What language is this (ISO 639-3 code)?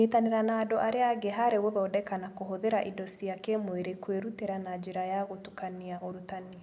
kik